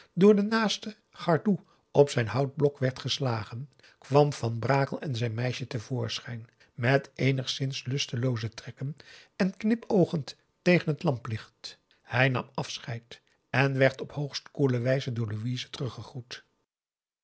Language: Dutch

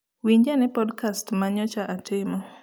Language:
Luo (Kenya and Tanzania)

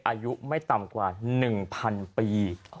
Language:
Thai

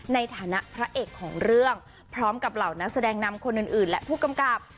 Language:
Thai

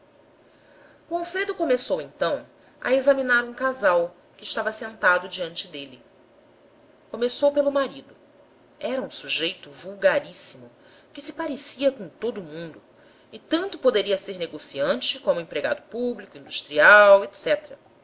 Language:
Portuguese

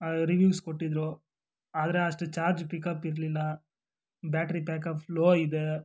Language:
Kannada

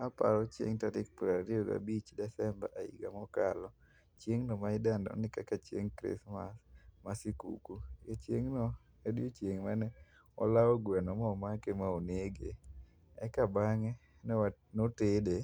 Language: Luo (Kenya and Tanzania)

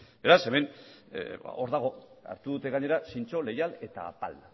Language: Basque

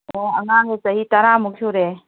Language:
Manipuri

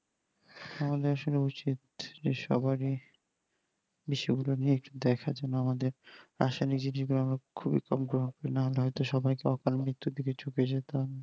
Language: Bangla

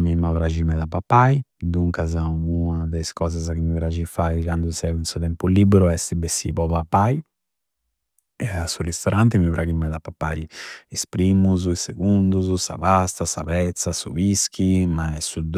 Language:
Campidanese Sardinian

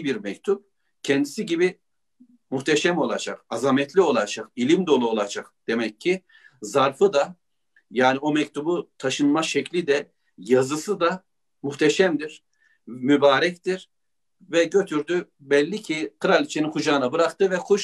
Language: Turkish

